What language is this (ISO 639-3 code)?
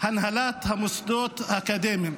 heb